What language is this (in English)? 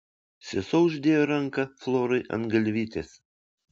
Lithuanian